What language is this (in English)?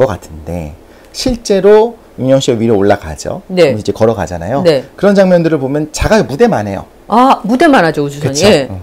Korean